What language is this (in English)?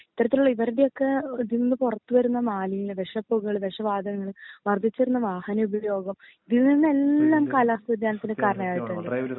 Malayalam